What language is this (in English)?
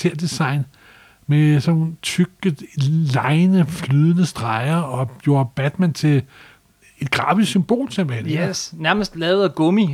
Danish